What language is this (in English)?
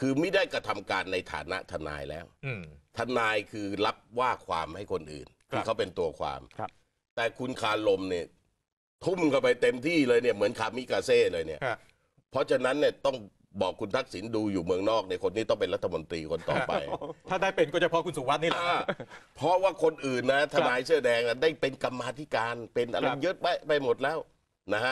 Thai